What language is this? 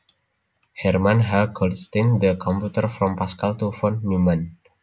Javanese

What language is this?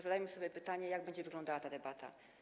Polish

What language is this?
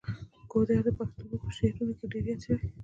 Pashto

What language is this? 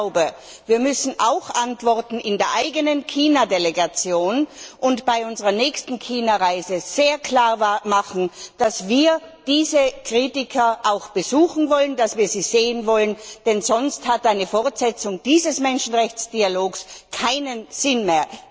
German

